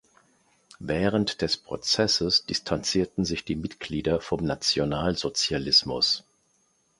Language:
German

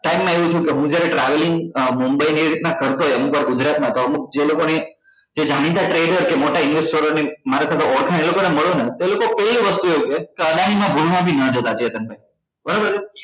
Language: Gujarati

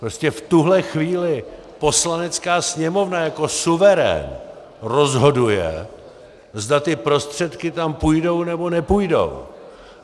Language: Czech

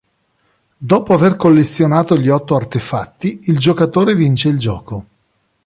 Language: Italian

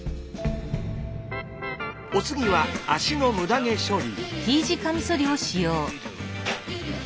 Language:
Japanese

